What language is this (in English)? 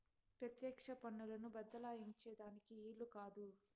Telugu